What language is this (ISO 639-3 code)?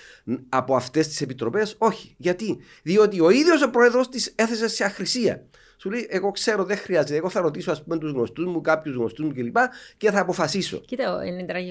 ell